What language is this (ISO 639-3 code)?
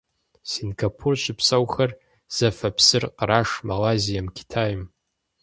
kbd